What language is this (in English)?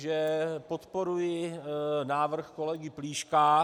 Czech